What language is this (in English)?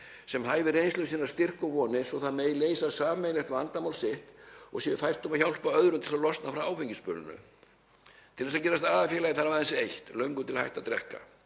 Icelandic